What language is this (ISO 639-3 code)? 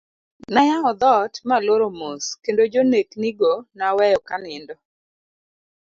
luo